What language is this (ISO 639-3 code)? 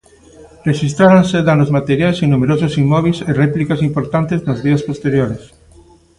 glg